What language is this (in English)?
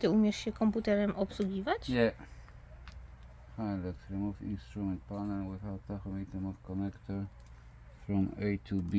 Polish